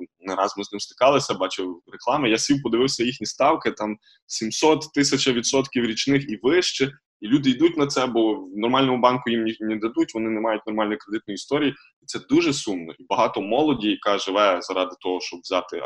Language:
Ukrainian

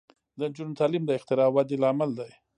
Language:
Pashto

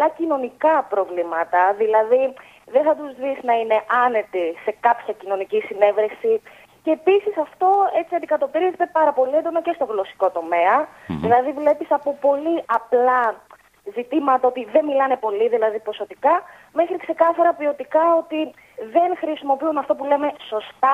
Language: Greek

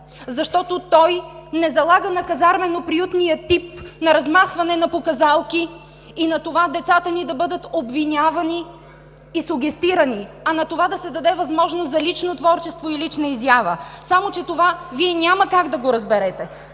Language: Bulgarian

